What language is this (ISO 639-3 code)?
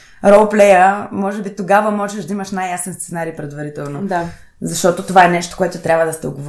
bul